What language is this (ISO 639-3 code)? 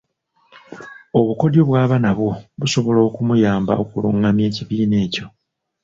lug